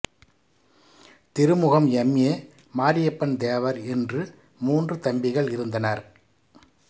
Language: Tamil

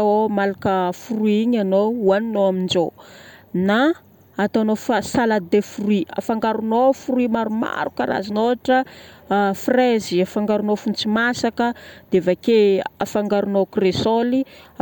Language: Northern Betsimisaraka Malagasy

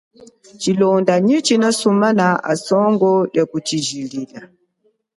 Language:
Chokwe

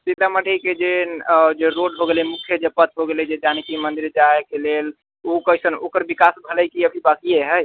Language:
Maithili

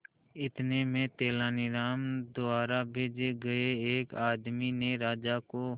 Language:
Hindi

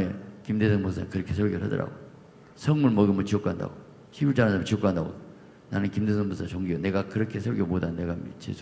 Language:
Korean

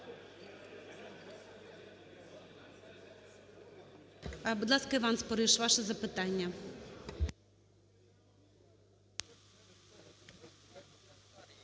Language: Ukrainian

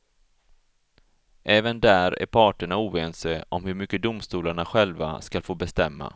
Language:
Swedish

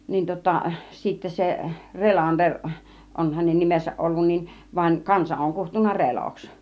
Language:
Finnish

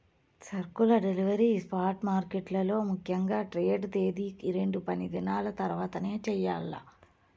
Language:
Telugu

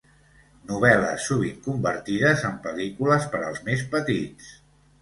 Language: Catalan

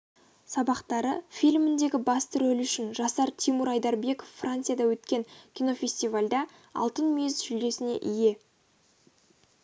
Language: Kazakh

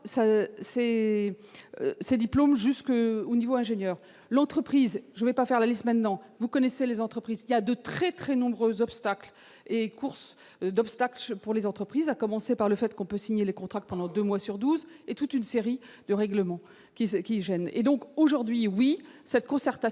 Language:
French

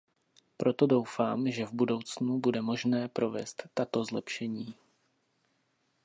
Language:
Czech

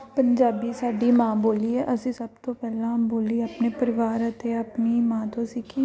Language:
Punjabi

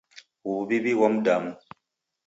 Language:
Taita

